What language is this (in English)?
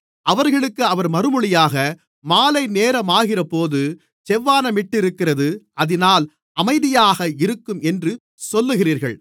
Tamil